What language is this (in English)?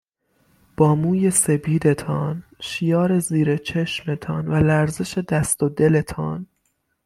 Persian